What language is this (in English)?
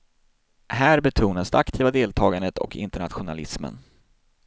Swedish